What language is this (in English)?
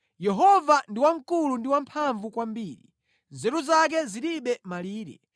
Nyanja